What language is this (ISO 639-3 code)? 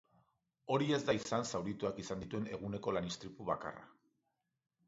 eus